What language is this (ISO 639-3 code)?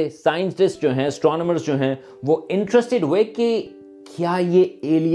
urd